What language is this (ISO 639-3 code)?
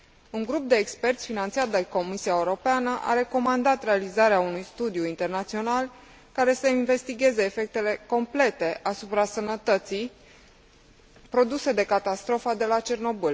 ron